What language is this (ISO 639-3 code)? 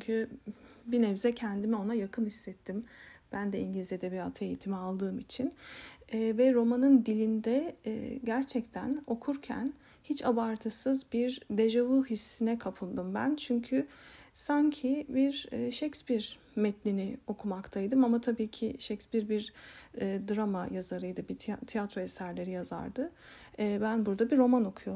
tur